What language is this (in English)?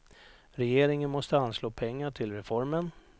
Swedish